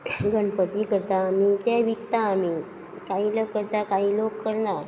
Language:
Konkani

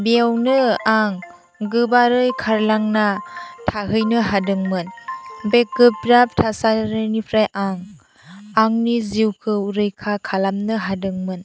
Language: Bodo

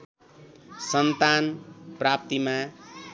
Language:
Nepali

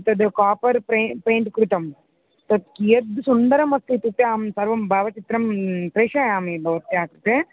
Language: Sanskrit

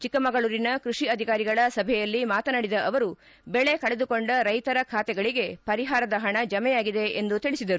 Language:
Kannada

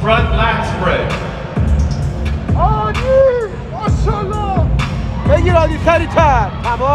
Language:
English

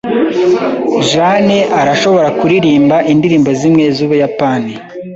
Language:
Kinyarwanda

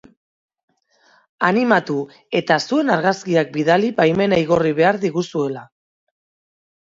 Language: Basque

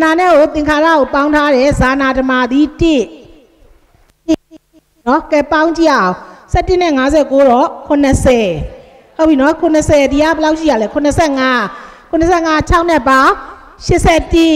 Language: Thai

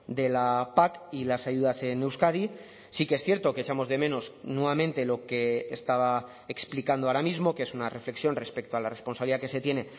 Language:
Spanish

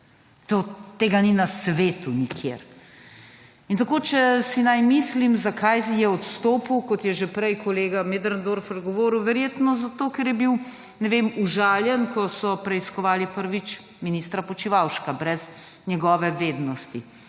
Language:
Slovenian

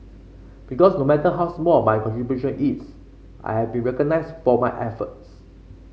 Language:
English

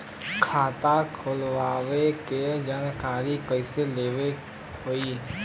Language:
Bhojpuri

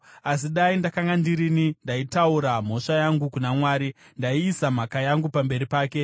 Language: Shona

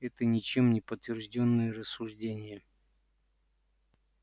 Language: Russian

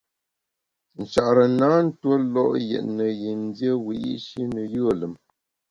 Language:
Bamun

